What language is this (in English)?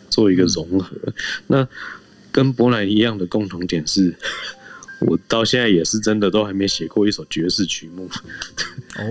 Chinese